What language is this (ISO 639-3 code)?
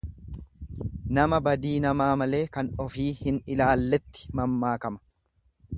orm